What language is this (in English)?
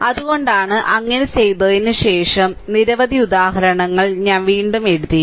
Malayalam